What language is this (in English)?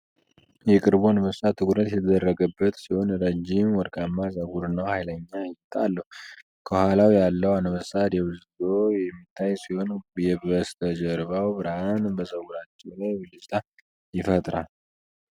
Amharic